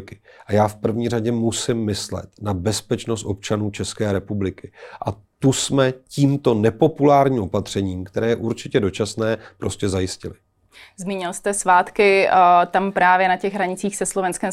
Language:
Czech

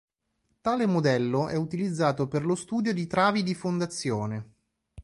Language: Italian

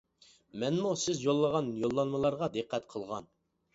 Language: Uyghur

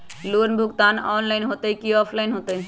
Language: Magahi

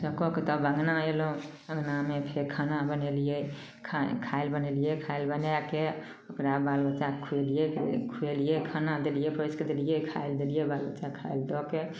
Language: Maithili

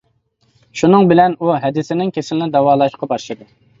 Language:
Uyghur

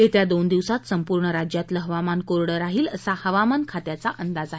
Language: Marathi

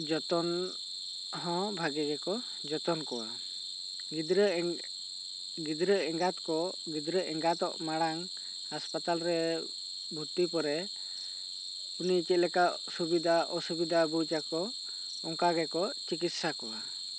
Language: Santali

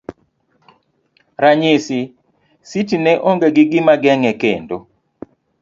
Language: Luo (Kenya and Tanzania)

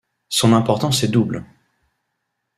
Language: French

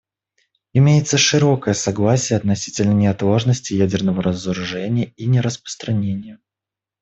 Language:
Russian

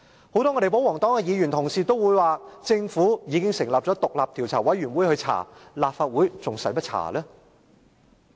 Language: Cantonese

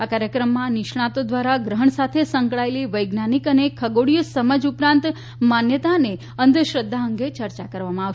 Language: Gujarati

